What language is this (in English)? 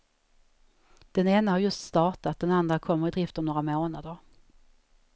Swedish